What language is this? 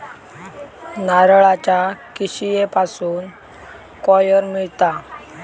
Marathi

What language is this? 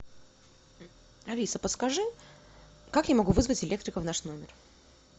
Russian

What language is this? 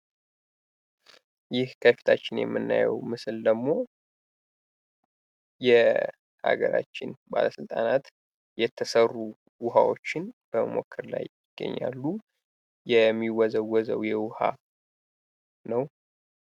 Amharic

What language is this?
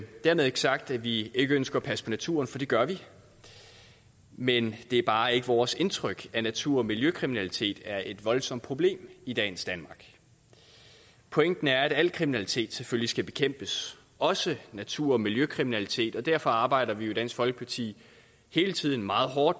Danish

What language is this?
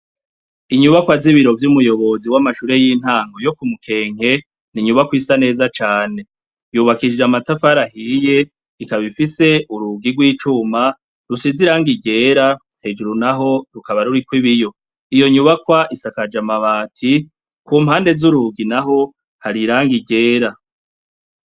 Rundi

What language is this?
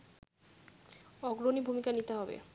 Bangla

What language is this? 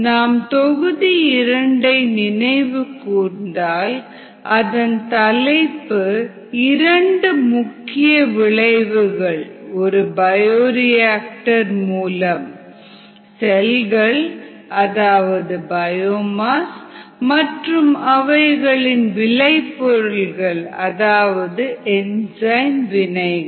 Tamil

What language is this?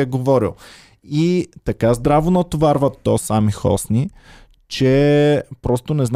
Bulgarian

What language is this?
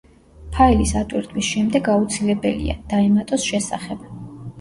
Georgian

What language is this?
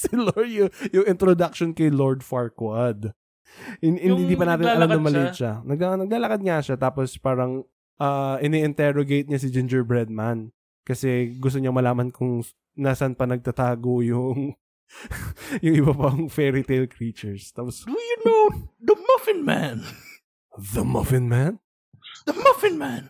Filipino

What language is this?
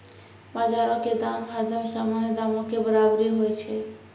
Maithili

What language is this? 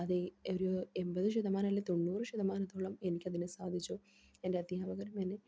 Malayalam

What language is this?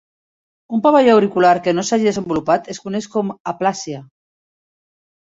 Catalan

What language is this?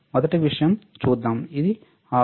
Telugu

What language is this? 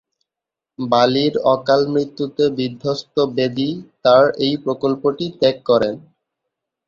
Bangla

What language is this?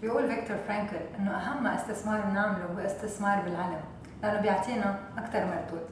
Arabic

